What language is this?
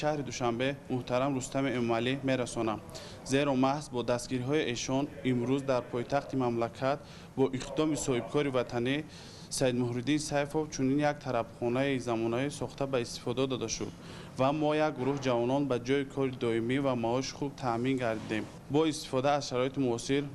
Persian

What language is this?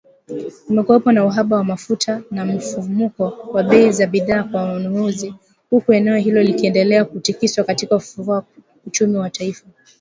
Swahili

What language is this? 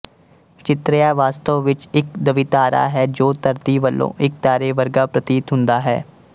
Punjabi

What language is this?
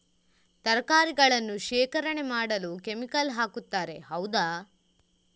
Kannada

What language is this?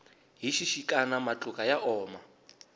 Tsonga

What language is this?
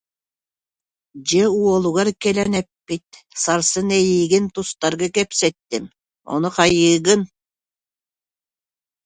Yakut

